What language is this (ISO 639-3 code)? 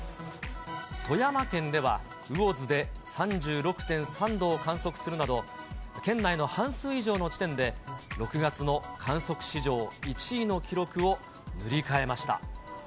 jpn